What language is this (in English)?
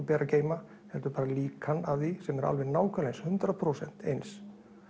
Icelandic